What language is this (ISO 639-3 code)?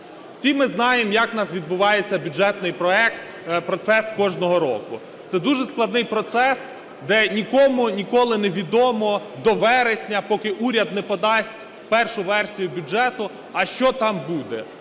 ukr